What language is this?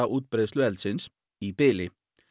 Icelandic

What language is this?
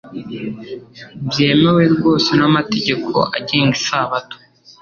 Kinyarwanda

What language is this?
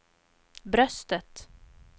Swedish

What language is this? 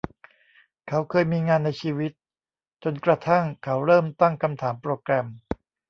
Thai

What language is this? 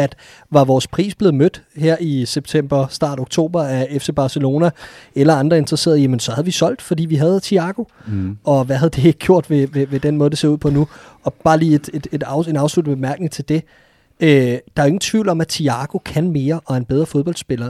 Danish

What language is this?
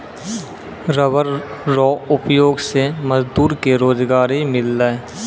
Maithili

